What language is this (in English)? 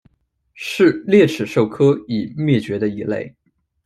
Chinese